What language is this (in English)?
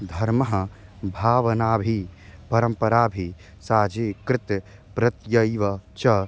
Sanskrit